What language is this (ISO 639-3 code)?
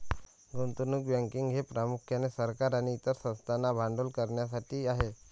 mar